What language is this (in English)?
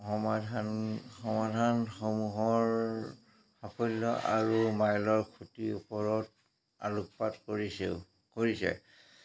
Assamese